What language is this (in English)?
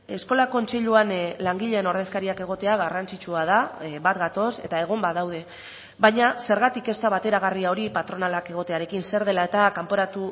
Basque